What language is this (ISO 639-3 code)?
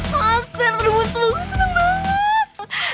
ind